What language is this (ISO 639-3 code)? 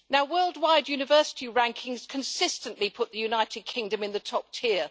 eng